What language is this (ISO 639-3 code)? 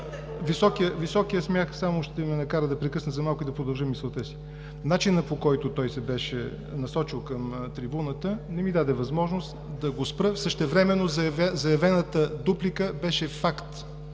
bul